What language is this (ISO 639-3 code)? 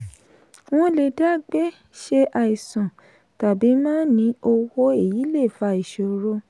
yor